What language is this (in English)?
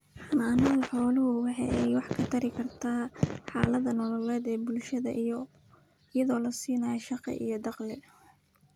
Somali